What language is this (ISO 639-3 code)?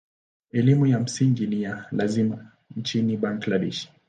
swa